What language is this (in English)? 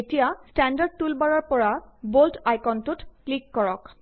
Assamese